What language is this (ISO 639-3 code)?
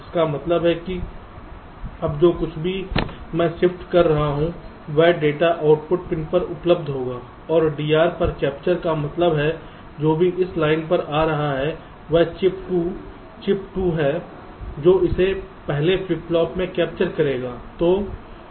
hin